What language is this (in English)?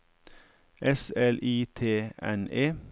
Norwegian